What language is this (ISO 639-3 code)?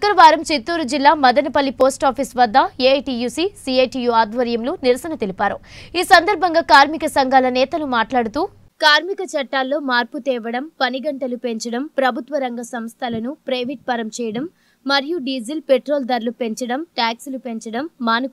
hin